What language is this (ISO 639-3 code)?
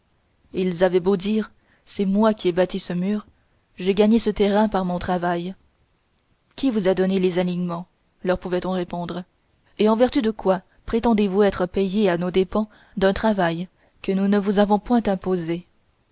fra